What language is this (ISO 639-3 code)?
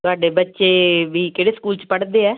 pan